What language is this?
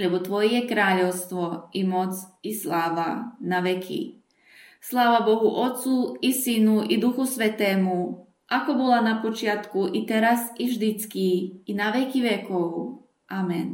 Slovak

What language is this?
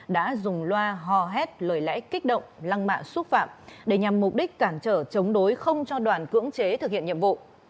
Vietnamese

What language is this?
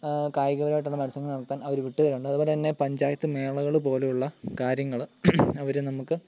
Malayalam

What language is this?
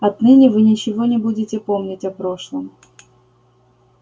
Russian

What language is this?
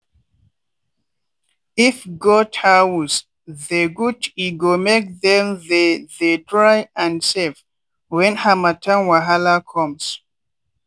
Nigerian Pidgin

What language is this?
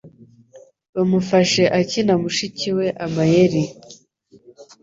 Kinyarwanda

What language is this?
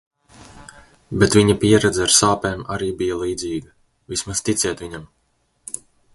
Latvian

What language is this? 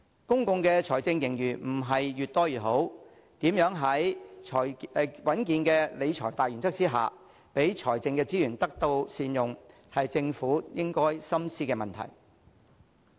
Cantonese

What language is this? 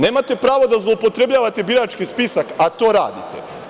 Serbian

